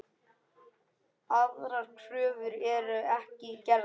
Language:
Icelandic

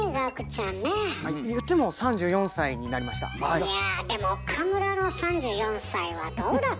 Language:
Japanese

